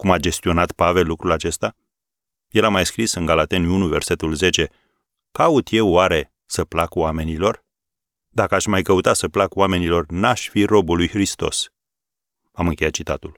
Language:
Romanian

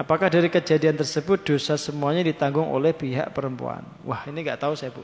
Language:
Indonesian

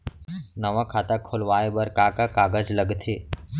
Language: Chhattisgarhi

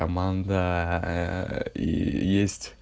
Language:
Russian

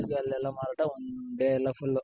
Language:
Kannada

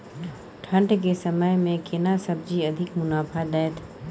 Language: Maithili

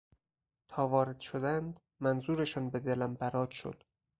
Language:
Persian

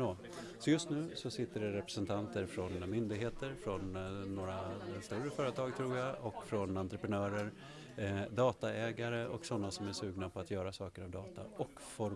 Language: Swedish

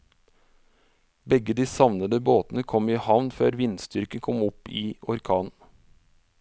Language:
Norwegian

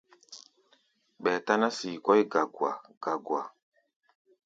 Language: Gbaya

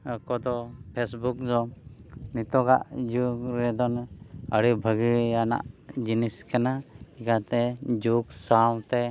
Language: Santali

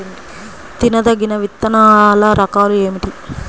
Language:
Telugu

